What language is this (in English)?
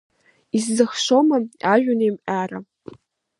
Abkhazian